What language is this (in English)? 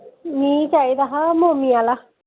Dogri